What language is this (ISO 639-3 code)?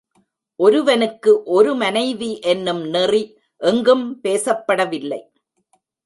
tam